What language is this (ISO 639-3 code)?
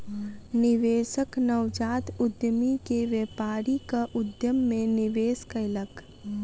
mai